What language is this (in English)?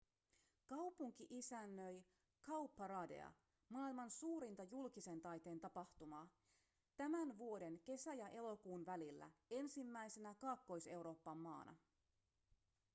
Finnish